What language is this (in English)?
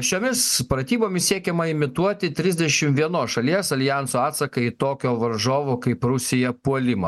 Lithuanian